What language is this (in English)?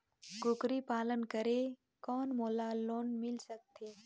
Chhattisgarhi